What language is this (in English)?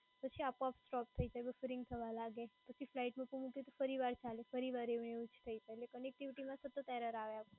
Gujarati